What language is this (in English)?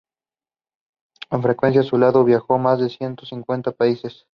Spanish